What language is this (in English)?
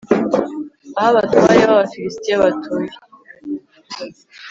Kinyarwanda